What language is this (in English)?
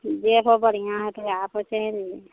Maithili